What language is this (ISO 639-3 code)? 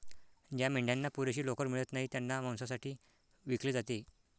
mar